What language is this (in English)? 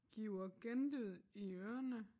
Danish